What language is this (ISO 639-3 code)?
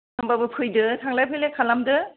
brx